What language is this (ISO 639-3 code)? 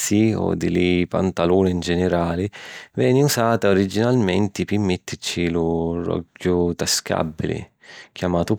scn